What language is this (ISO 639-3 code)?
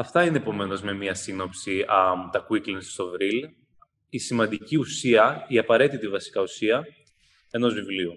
ell